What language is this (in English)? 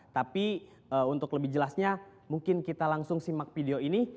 Indonesian